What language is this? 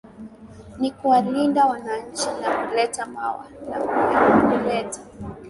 Swahili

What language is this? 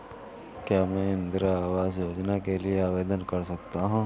Hindi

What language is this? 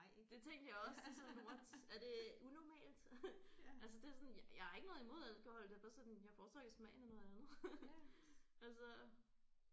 Danish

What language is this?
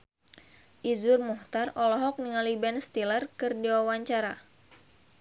Sundanese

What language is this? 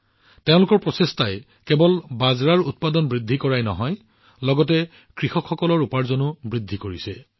Assamese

